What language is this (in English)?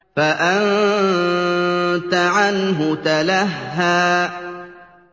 Arabic